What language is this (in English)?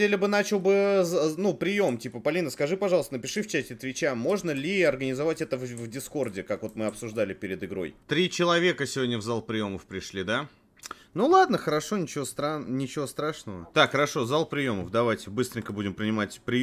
Russian